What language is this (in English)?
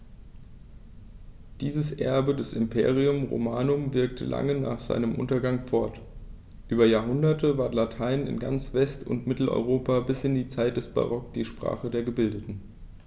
German